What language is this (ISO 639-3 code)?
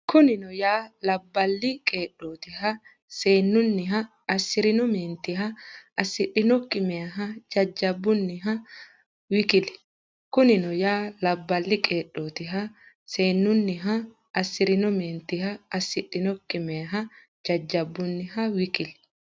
sid